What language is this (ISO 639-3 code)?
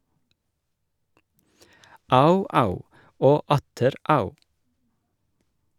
nor